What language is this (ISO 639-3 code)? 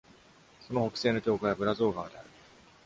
jpn